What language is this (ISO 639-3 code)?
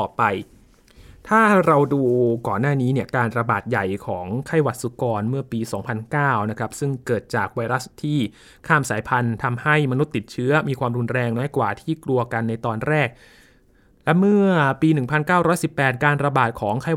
tha